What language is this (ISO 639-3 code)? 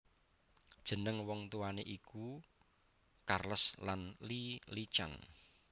jav